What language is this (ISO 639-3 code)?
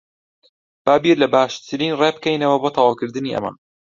ckb